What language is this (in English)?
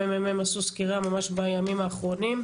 Hebrew